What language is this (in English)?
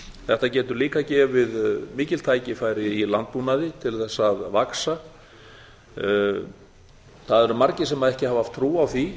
Icelandic